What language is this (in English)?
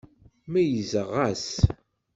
Kabyle